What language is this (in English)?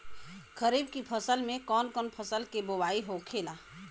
Bhojpuri